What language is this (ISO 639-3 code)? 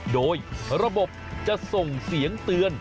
tha